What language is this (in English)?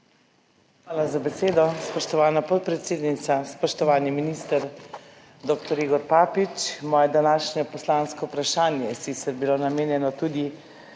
Slovenian